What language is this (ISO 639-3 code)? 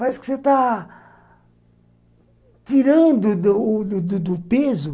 por